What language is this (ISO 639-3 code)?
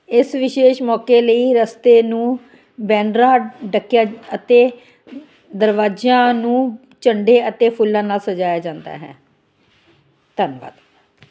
pan